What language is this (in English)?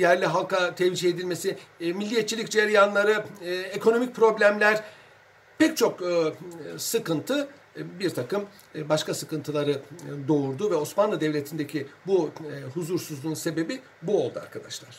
Turkish